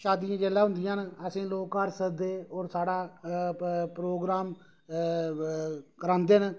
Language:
Dogri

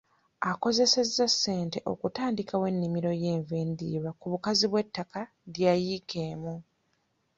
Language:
Ganda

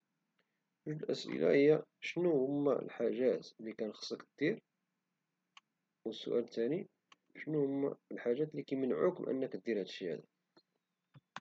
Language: Moroccan Arabic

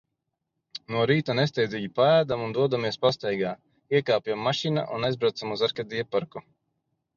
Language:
Latvian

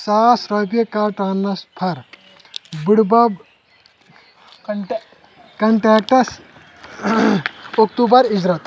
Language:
Kashmiri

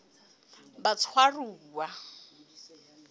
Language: Southern Sotho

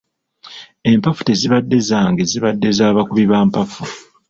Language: Ganda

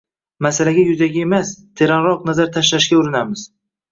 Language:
Uzbek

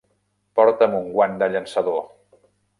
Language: Catalan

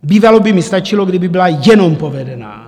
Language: Czech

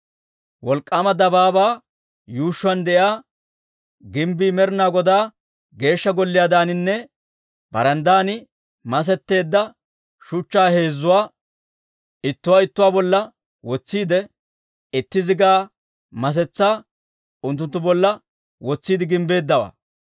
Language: Dawro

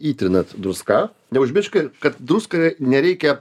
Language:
Lithuanian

